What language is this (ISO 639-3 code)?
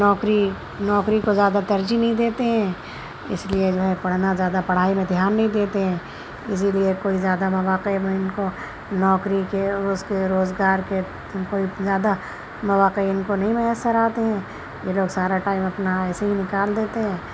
urd